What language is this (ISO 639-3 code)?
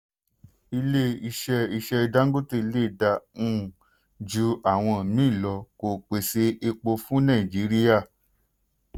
yor